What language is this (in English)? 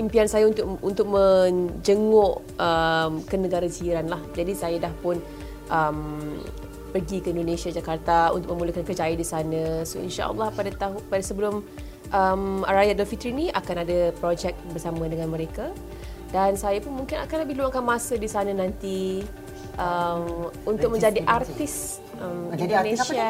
Malay